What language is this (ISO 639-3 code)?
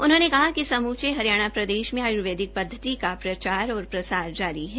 hin